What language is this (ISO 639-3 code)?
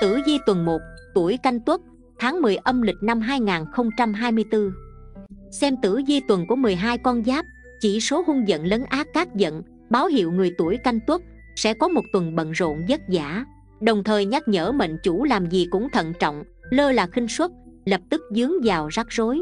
vie